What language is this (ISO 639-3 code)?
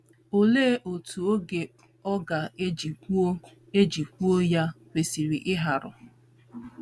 ibo